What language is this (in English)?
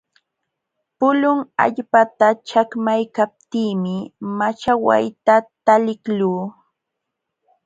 Jauja Wanca Quechua